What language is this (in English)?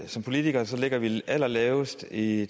Danish